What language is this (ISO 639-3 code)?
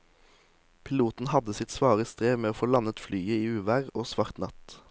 nor